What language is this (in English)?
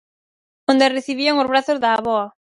Galician